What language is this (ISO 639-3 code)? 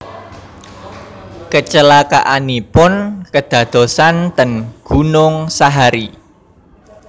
jav